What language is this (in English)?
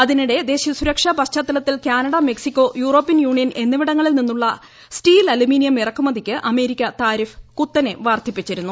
Malayalam